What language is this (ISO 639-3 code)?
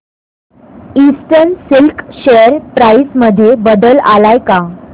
mar